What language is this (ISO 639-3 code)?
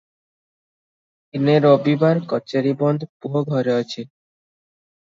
ori